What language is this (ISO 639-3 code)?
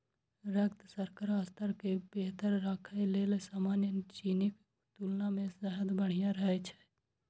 mai